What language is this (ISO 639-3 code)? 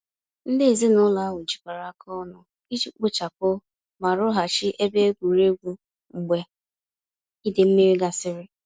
ibo